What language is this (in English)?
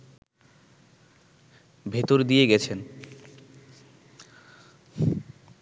Bangla